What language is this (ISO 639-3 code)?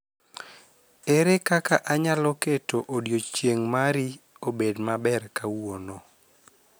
luo